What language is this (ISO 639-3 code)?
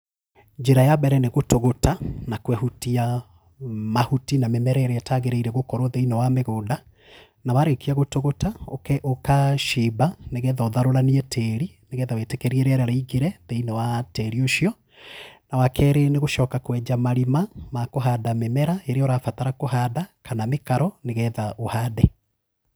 kik